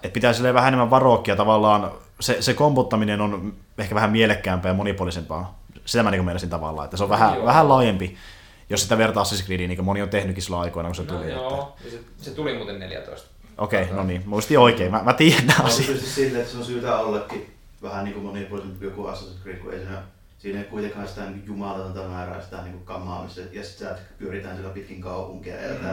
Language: Finnish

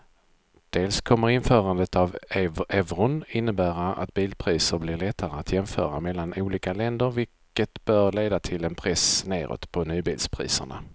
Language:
Swedish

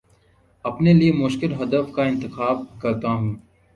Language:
Urdu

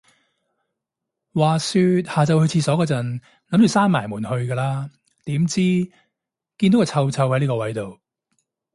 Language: Cantonese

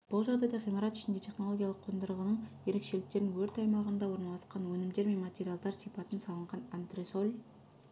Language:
Kazakh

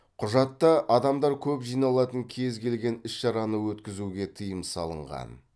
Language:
Kazakh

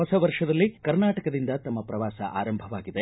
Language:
Kannada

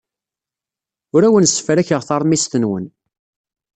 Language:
Kabyle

